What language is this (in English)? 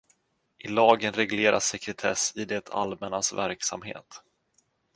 Swedish